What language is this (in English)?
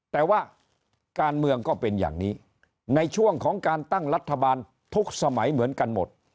Thai